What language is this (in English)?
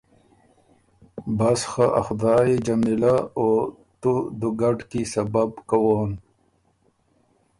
Ormuri